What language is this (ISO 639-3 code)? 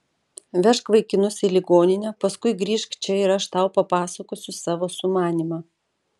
lit